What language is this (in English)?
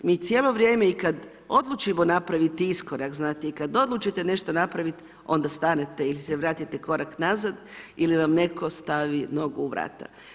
Croatian